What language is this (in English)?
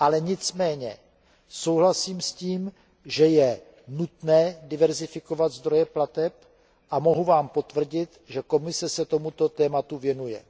Czech